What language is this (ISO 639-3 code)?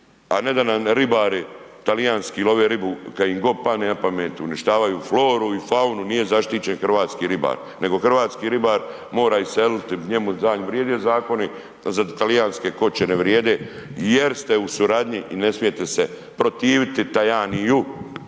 hrv